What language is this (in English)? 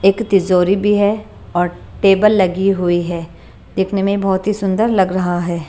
Hindi